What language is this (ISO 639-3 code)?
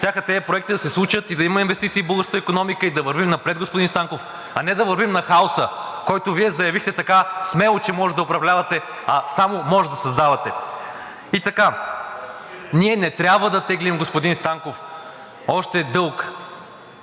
bul